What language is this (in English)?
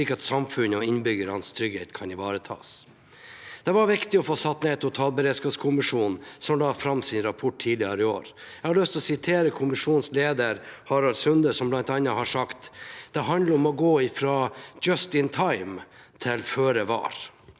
Norwegian